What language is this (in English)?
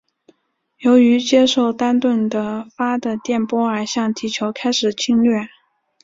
Chinese